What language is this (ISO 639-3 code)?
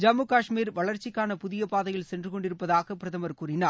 tam